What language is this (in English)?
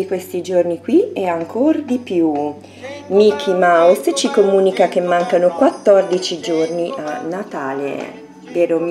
Italian